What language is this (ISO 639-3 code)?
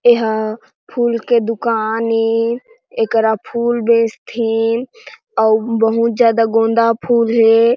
hne